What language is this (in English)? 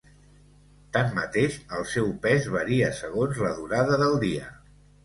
Catalan